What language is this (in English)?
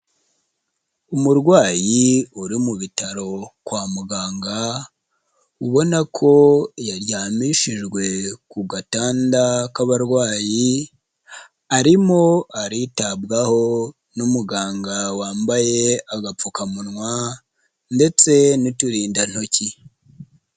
Kinyarwanda